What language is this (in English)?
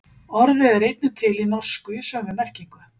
Icelandic